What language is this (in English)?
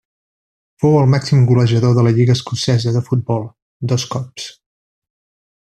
Catalan